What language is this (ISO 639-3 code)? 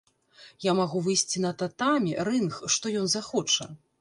bel